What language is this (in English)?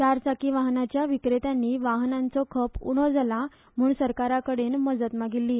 Konkani